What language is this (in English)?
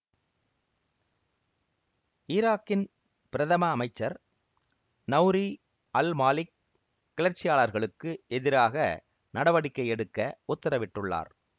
Tamil